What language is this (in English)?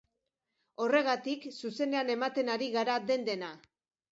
Basque